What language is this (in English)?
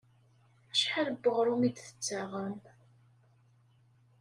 Kabyle